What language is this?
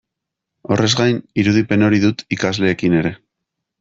Basque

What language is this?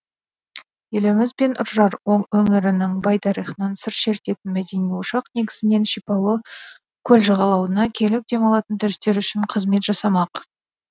Kazakh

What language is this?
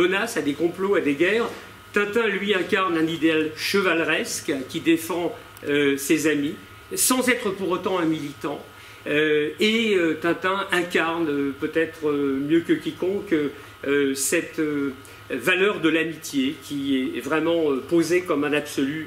French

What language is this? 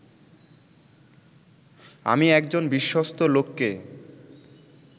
Bangla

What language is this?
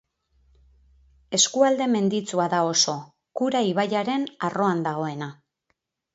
Basque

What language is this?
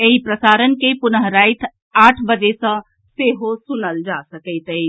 Maithili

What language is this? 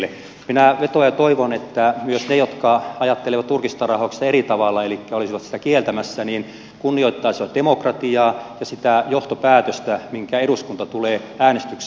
Finnish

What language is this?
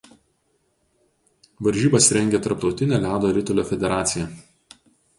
Lithuanian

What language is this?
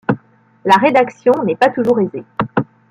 French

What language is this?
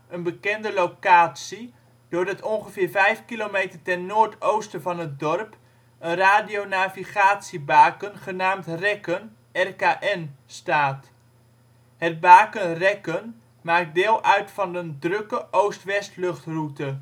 Dutch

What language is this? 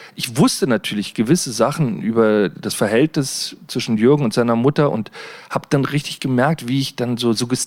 German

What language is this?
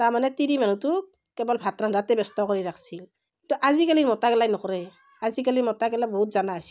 Assamese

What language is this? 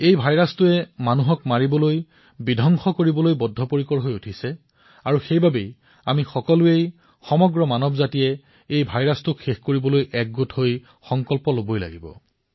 Assamese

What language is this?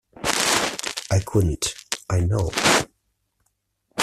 English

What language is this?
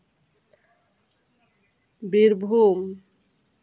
Santali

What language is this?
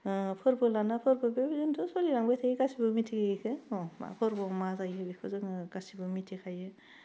Bodo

